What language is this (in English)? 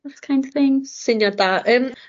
Welsh